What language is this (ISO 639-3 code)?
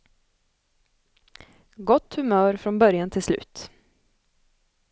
swe